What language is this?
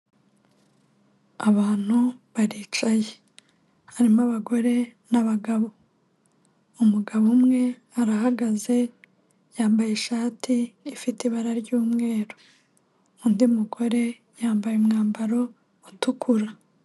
Kinyarwanda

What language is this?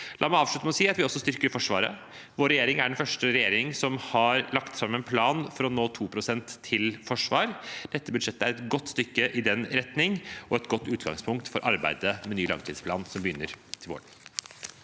Norwegian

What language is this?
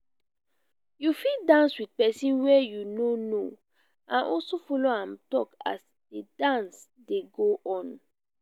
Nigerian Pidgin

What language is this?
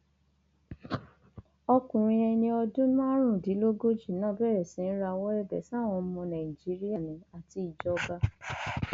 Yoruba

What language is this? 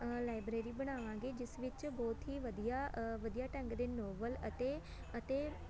Punjabi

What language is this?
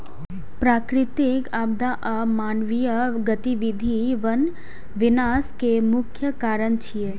Maithili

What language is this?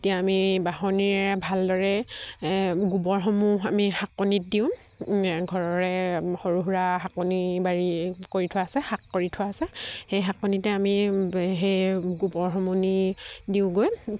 Assamese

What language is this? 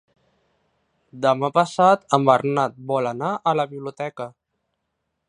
Catalan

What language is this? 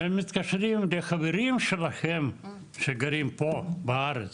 Hebrew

